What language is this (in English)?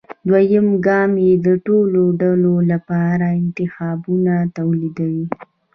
Pashto